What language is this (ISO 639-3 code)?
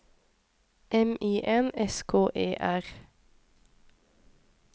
nor